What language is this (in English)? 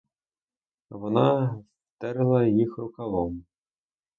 Ukrainian